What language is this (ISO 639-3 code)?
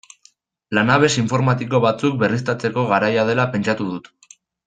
eus